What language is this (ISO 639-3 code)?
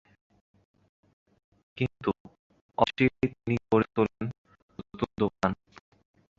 ben